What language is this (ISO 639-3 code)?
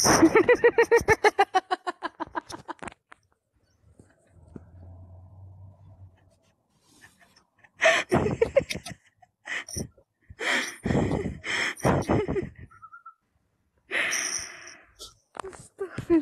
ron